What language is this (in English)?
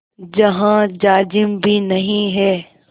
Hindi